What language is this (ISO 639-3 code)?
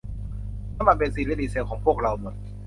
tha